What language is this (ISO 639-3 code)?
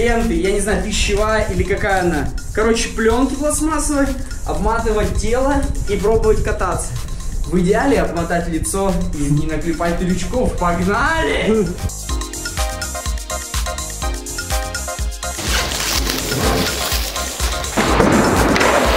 rus